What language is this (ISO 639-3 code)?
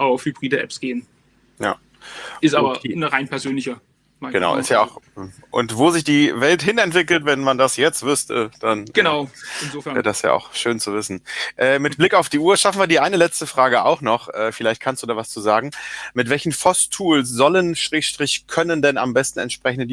deu